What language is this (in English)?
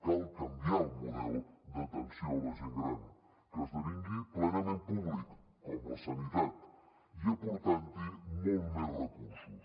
Catalan